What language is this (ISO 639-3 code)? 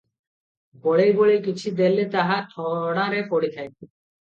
ori